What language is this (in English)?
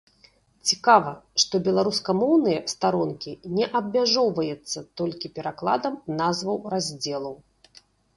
Belarusian